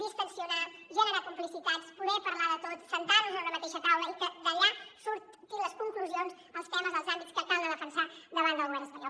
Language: Catalan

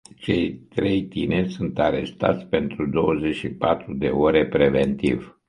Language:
Romanian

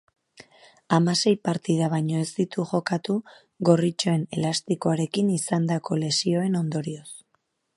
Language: Basque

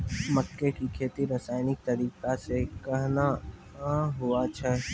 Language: Maithili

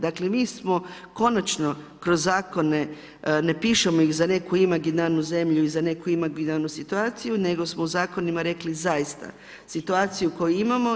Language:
Croatian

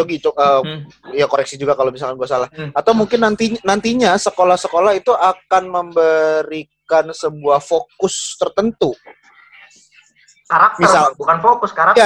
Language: Indonesian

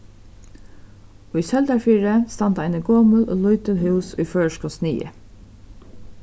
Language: Faroese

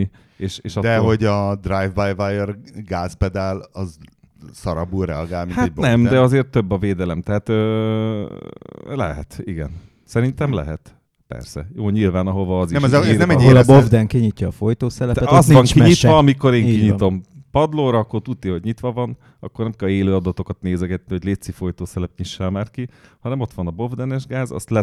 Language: Hungarian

